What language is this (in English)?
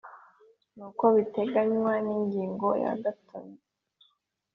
Kinyarwanda